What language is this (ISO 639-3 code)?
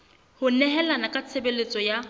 sot